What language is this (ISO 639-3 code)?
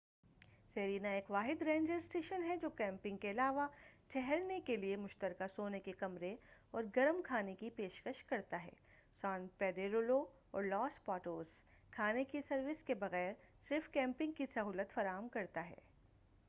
urd